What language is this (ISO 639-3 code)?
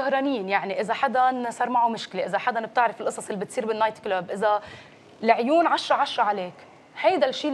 ara